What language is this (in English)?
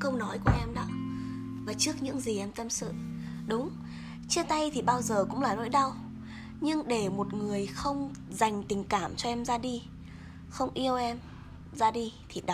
Vietnamese